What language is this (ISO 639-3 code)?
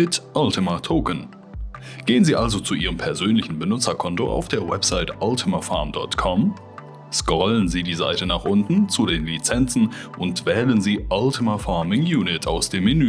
deu